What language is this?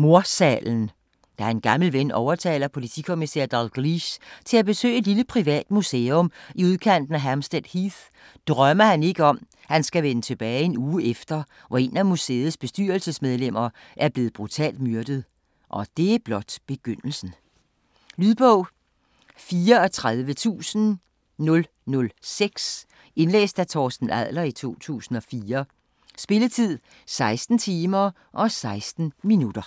Danish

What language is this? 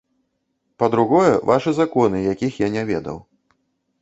Belarusian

